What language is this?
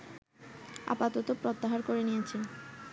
Bangla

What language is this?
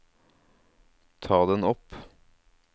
Norwegian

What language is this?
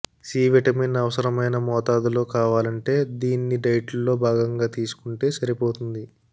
Telugu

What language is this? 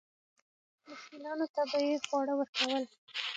Pashto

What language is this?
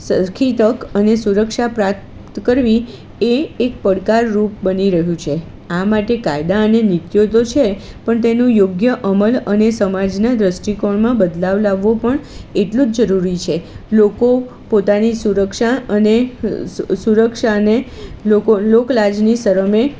Gujarati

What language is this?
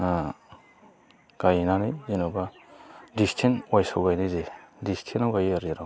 Bodo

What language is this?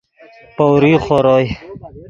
Yidgha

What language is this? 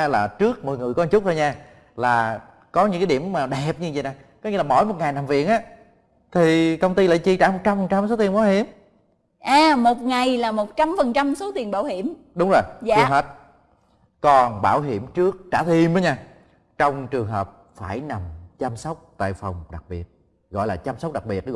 Vietnamese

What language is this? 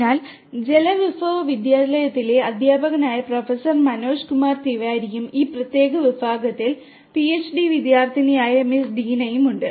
Malayalam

